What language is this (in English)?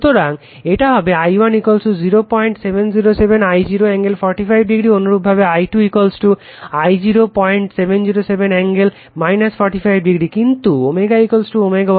Bangla